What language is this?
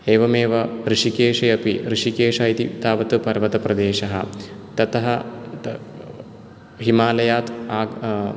Sanskrit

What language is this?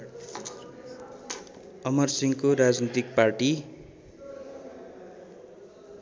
Nepali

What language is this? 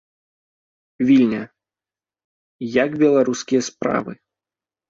Belarusian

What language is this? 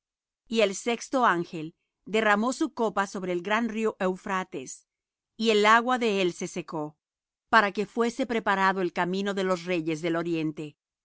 Spanish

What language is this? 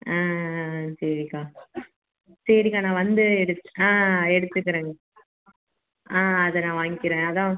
Tamil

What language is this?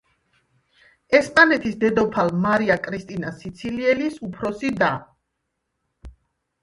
Georgian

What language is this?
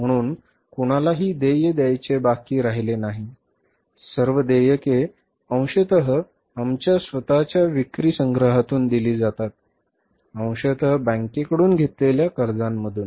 Marathi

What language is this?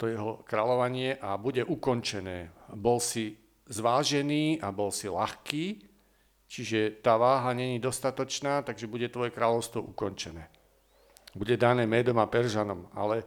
Slovak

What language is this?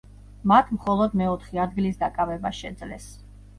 Georgian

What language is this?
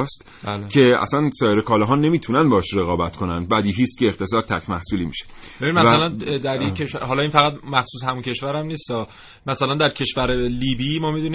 Persian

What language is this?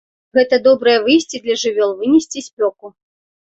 Belarusian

